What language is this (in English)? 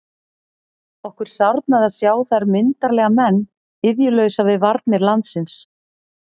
Icelandic